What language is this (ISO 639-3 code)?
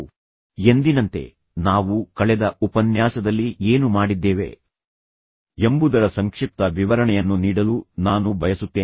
kan